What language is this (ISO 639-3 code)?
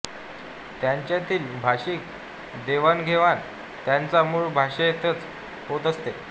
mar